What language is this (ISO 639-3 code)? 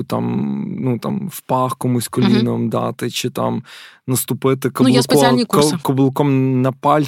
ukr